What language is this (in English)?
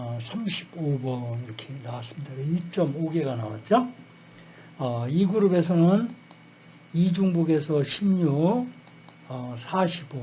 Korean